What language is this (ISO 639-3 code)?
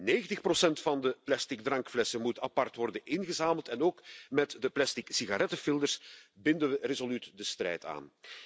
nld